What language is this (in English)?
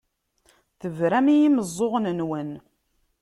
Kabyle